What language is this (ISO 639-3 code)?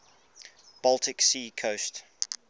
eng